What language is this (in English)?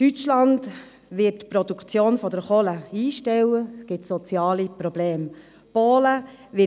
Swiss German